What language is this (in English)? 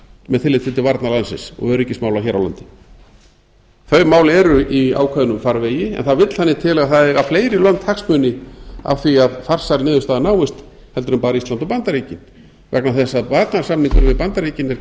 Icelandic